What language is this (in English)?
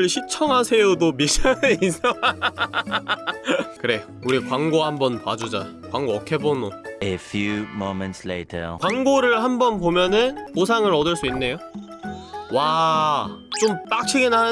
Korean